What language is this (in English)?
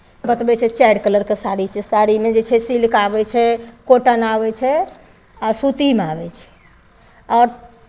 Maithili